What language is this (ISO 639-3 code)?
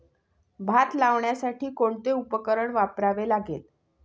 mar